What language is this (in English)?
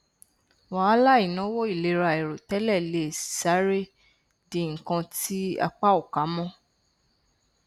Yoruba